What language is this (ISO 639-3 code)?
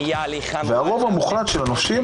heb